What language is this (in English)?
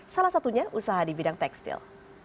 Indonesian